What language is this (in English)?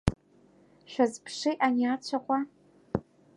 Abkhazian